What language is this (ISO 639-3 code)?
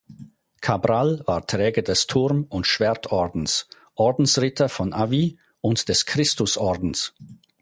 deu